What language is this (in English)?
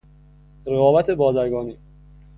Persian